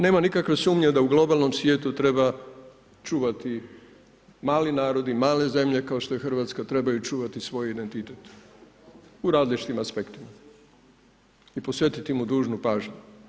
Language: Croatian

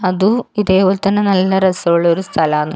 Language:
Malayalam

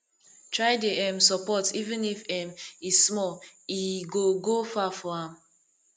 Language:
Nigerian Pidgin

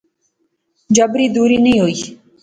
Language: Pahari-Potwari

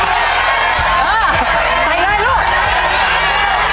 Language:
Thai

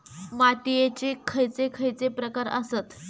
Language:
Marathi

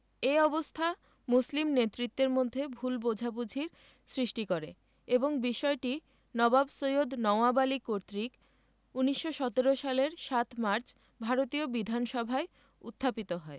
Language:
Bangla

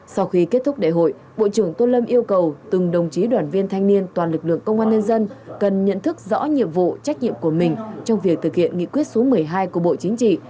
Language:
Vietnamese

